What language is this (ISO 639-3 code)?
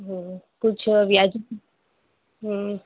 snd